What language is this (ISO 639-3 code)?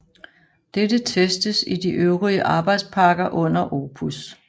dan